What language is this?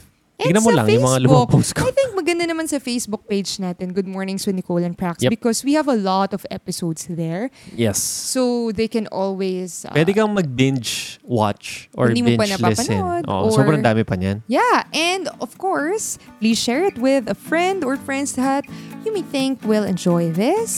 Filipino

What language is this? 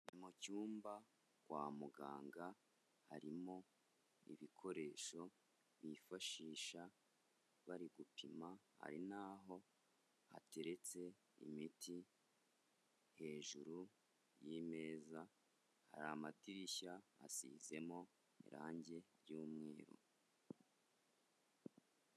Kinyarwanda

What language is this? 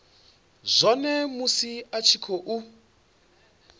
Venda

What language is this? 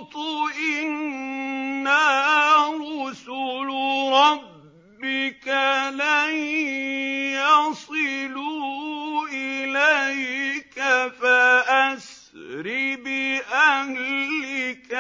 Arabic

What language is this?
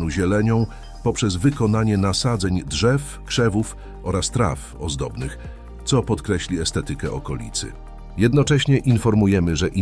Polish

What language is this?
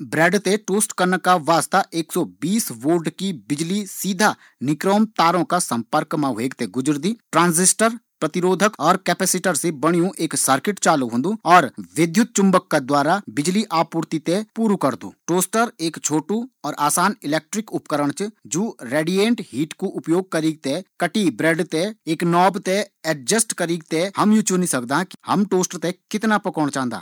Garhwali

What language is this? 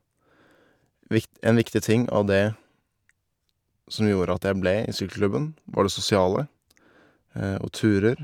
Norwegian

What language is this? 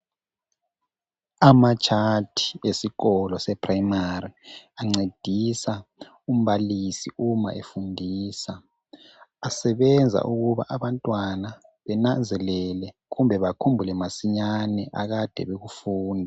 North Ndebele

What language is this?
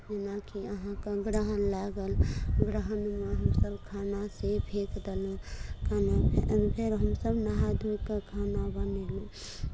Maithili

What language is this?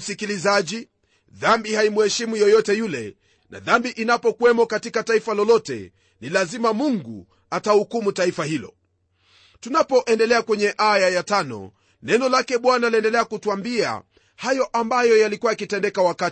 Swahili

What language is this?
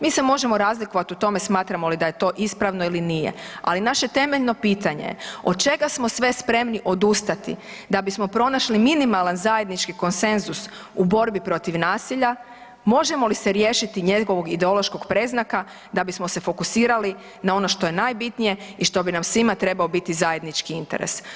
Croatian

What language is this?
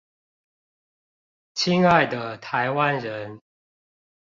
Chinese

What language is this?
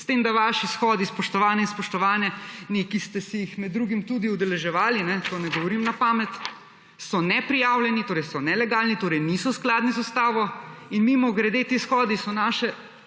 Slovenian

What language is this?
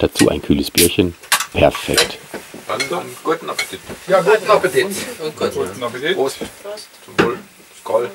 German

